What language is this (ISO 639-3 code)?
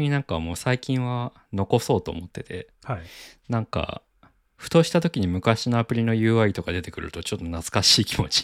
jpn